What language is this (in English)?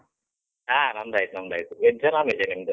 Kannada